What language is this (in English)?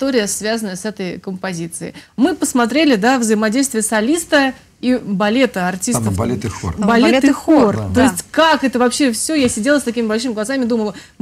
Russian